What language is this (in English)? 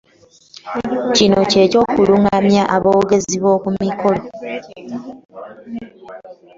Ganda